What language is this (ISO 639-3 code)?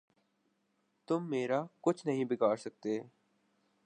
urd